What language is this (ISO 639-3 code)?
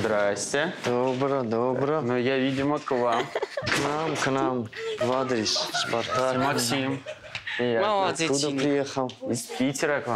rus